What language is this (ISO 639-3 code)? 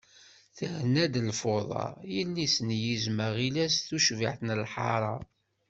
kab